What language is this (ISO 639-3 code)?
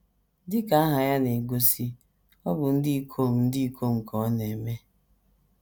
ibo